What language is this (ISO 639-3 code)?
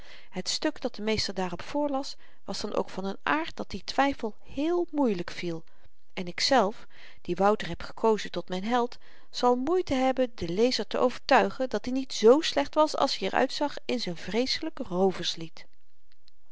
nld